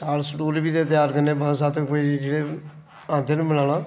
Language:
Dogri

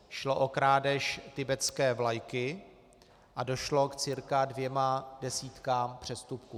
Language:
Czech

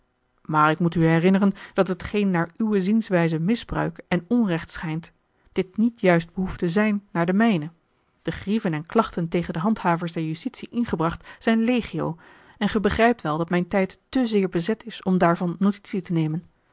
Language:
Dutch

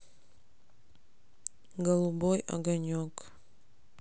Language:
Russian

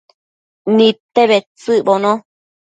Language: Matsés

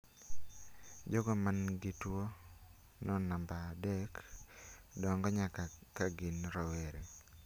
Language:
Luo (Kenya and Tanzania)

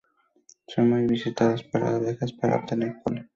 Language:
Spanish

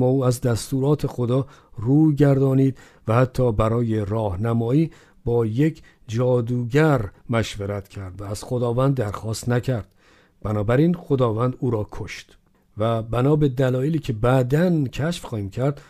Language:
Persian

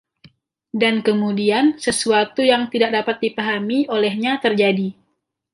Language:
Indonesian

